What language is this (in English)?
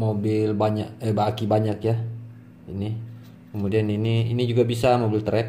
Indonesian